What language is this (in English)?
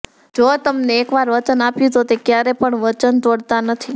Gujarati